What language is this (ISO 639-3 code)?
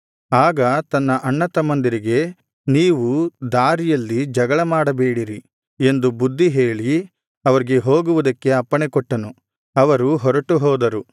kan